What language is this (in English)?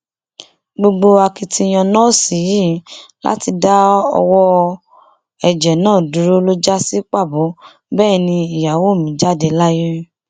Yoruba